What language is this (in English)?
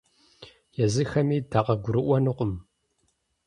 Kabardian